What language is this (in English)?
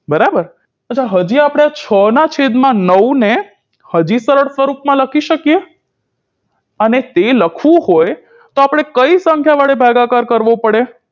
Gujarati